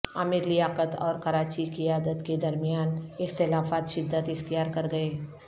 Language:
Urdu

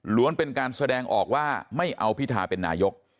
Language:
Thai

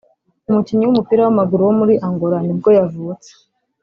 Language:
Kinyarwanda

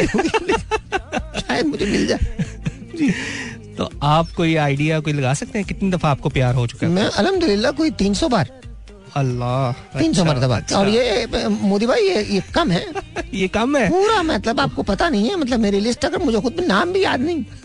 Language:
Hindi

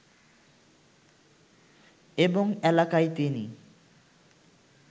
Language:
Bangla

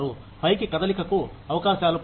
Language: Telugu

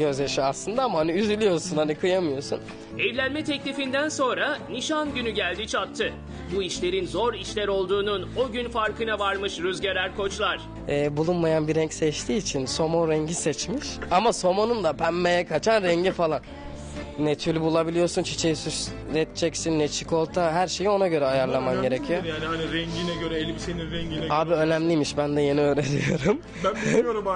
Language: Turkish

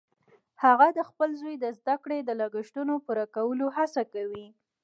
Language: Pashto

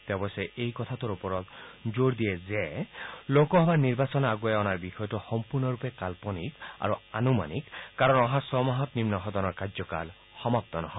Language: Assamese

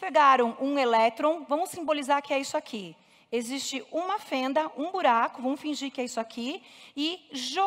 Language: Portuguese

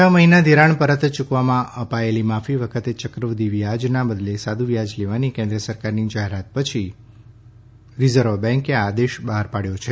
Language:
Gujarati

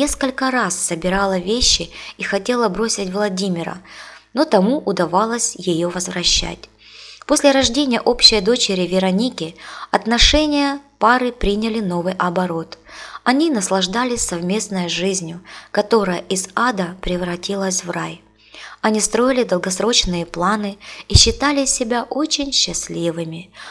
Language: Russian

